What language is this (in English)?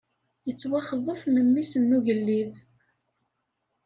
Kabyle